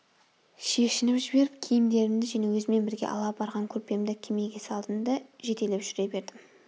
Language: Kazakh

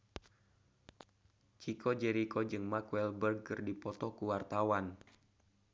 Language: Sundanese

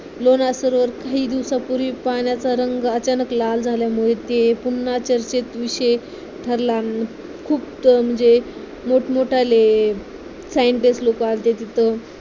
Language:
Marathi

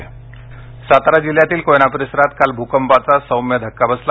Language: Marathi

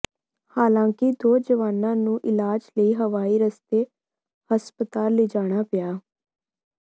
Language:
Punjabi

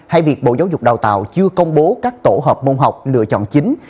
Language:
Vietnamese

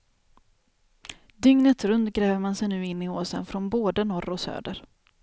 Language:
Swedish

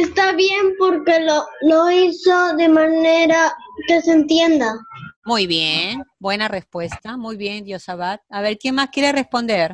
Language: Spanish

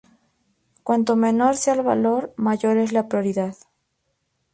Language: Spanish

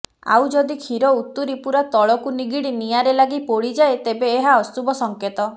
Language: Odia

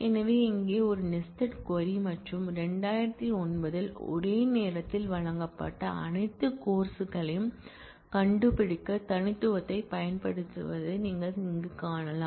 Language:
Tamil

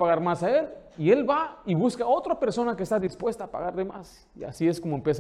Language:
Spanish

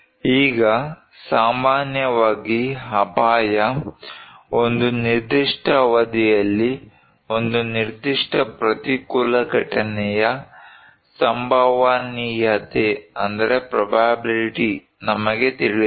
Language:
Kannada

